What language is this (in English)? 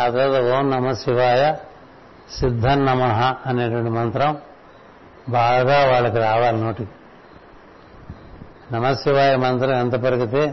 Telugu